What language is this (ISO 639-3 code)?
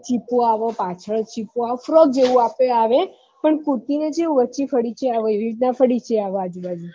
guj